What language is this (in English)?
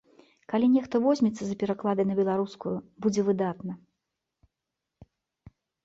Belarusian